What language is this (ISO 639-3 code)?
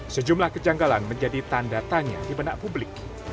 ind